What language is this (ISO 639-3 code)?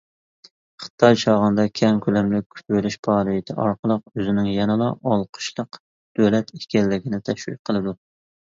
uig